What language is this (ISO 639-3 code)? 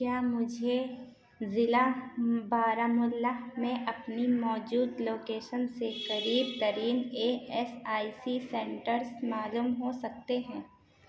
urd